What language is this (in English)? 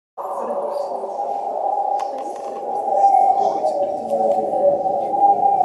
Arabic